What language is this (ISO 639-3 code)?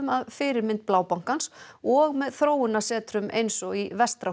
isl